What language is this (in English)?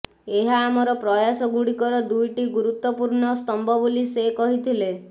Odia